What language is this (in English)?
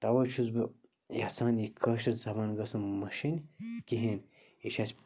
Kashmiri